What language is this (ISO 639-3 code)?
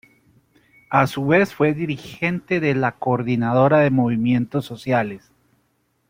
spa